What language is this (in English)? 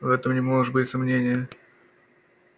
Russian